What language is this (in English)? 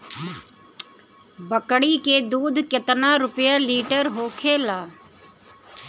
Bhojpuri